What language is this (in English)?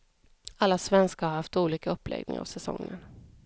Swedish